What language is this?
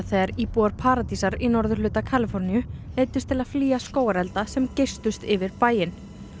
Icelandic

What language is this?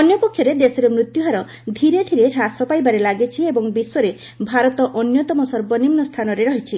Odia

